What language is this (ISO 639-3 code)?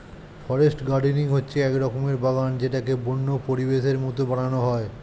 ben